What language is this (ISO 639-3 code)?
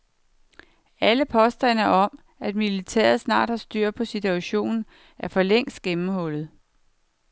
dan